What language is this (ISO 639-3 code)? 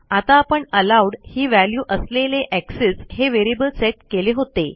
mar